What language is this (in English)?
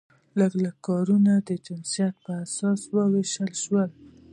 Pashto